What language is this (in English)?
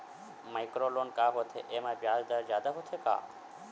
Chhattisgarhi